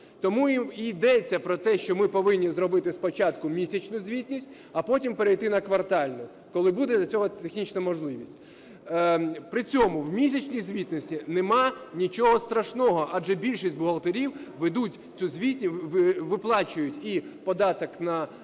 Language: Ukrainian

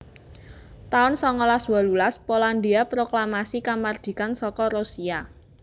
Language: Javanese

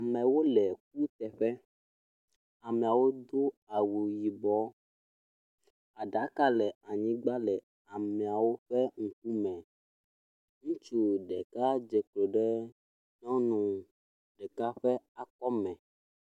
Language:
Ewe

